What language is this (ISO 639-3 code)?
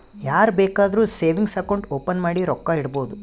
kan